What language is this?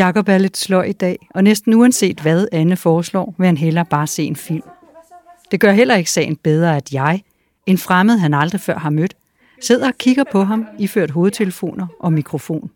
Danish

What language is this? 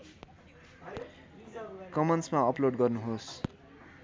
Nepali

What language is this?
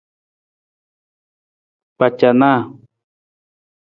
Nawdm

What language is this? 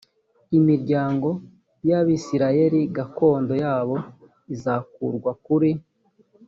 Kinyarwanda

